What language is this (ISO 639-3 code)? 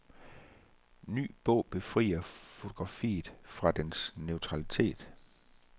dan